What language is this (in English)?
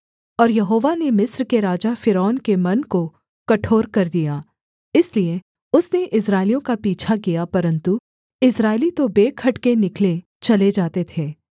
Hindi